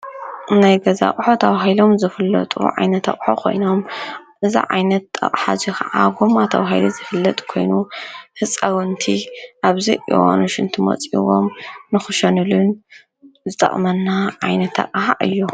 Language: Tigrinya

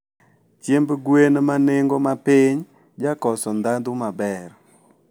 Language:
Luo (Kenya and Tanzania)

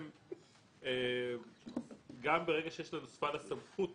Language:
Hebrew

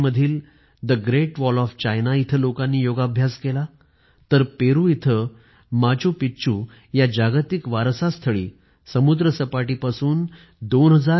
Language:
Marathi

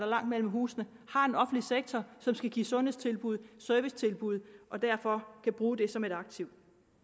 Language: Danish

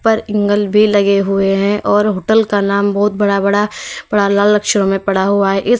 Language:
Hindi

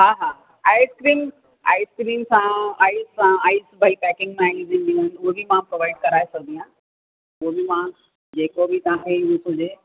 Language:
Sindhi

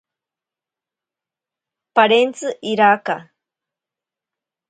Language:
Ashéninka Perené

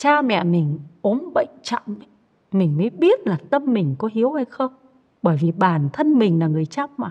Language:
Vietnamese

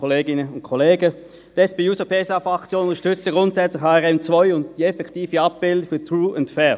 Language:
Swiss German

